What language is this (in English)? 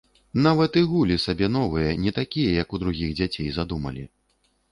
Belarusian